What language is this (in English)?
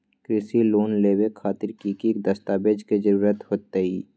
Magahi